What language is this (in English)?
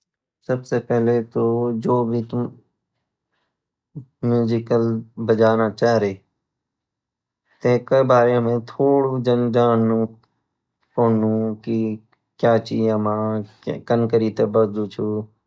Garhwali